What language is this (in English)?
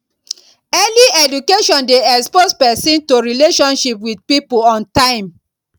Nigerian Pidgin